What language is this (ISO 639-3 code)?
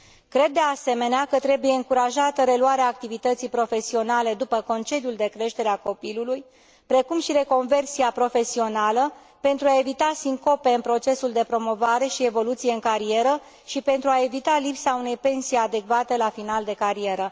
ron